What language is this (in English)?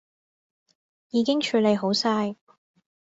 Cantonese